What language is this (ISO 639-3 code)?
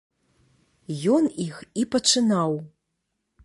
bel